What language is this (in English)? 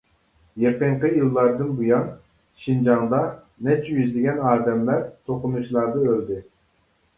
Uyghur